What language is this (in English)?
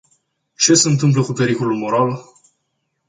Romanian